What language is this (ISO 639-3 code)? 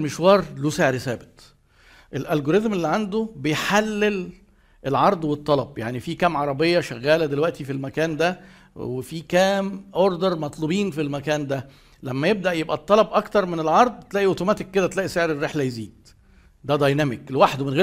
ara